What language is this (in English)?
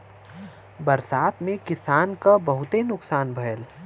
Bhojpuri